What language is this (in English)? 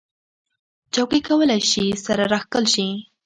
Pashto